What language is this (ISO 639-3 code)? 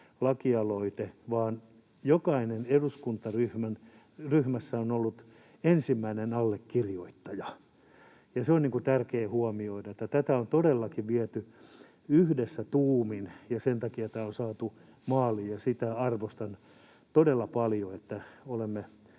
fin